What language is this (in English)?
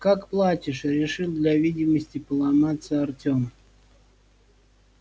Russian